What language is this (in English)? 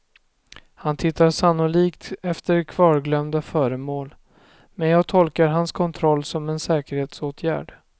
Swedish